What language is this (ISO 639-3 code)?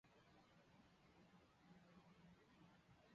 zho